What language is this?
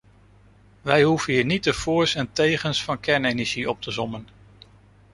Dutch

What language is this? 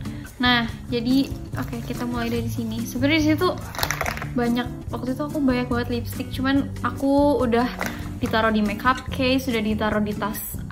Indonesian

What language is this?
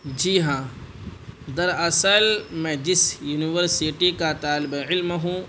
Urdu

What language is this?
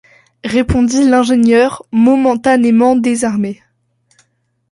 French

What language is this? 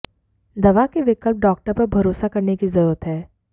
Hindi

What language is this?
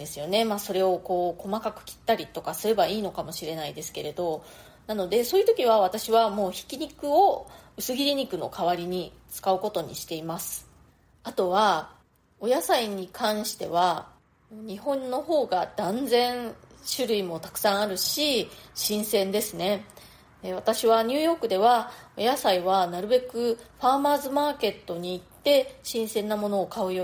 Japanese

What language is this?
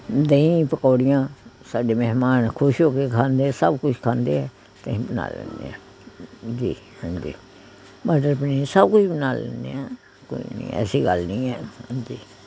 Punjabi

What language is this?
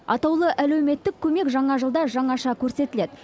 Kazakh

